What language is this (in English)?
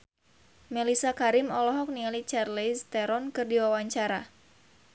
Sundanese